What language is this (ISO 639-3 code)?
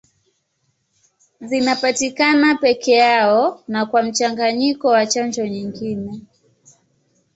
swa